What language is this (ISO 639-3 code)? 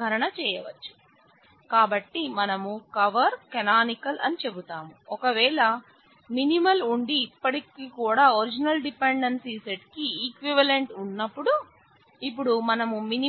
tel